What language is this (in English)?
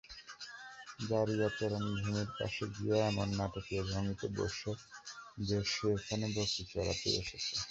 Bangla